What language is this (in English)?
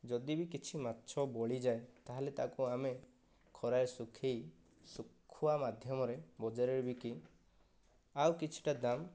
Odia